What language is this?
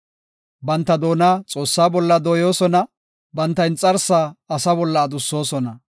Gofa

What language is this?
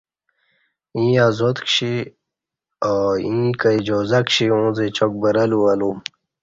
Kati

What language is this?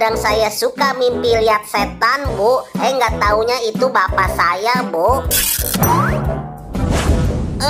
Indonesian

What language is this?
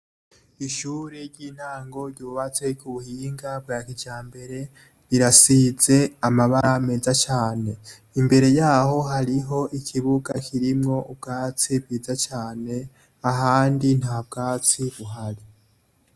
Rundi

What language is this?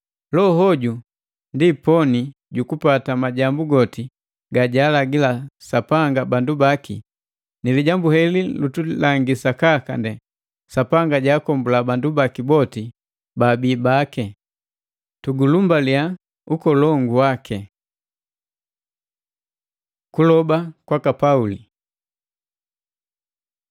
Matengo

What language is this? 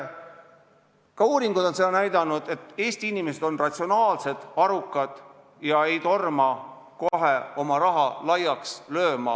Estonian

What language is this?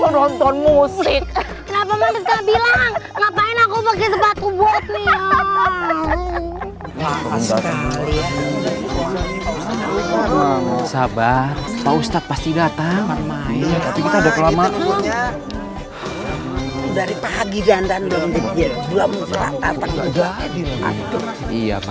Indonesian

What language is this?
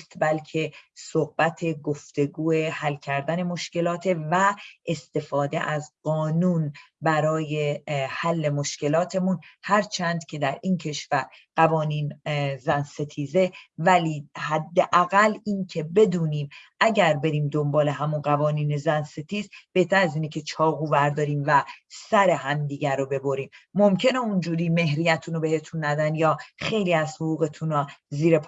Persian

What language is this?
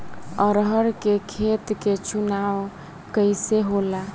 Bhojpuri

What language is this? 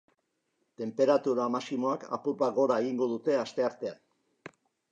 Basque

